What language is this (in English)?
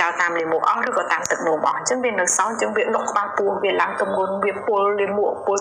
Vietnamese